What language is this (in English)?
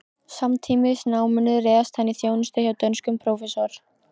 Icelandic